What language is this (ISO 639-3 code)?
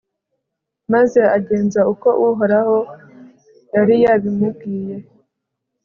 kin